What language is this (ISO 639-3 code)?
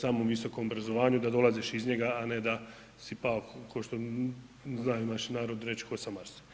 hrv